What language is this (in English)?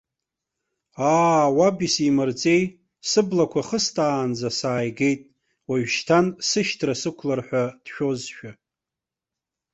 Abkhazian